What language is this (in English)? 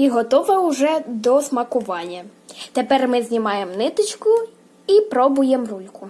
Ukrainian